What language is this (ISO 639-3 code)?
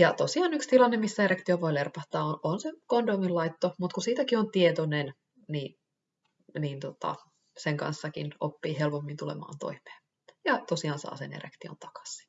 fin